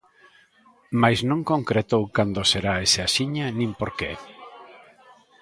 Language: Galician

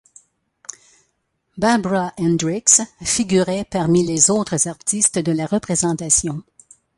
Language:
French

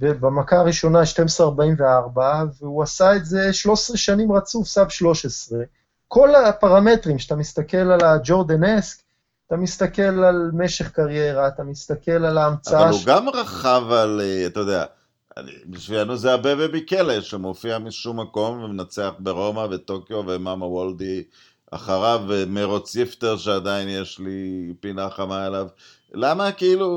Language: Hebrew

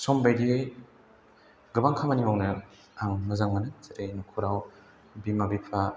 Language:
Bodo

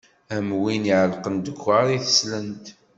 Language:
Kabyle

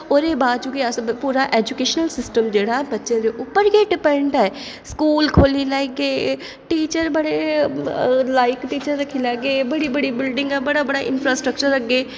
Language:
Dogri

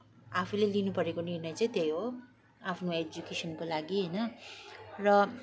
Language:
Nepali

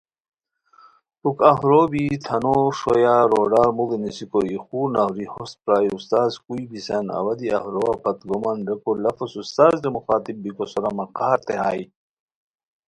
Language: Khowar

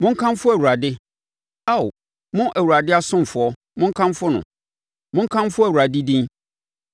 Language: Akan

